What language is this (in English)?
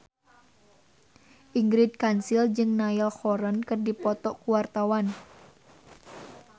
Sundanese